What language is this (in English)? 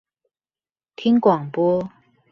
Chinese